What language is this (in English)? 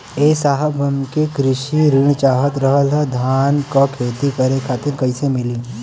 Bhojpuri